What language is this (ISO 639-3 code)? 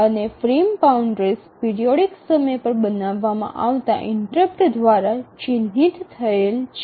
guj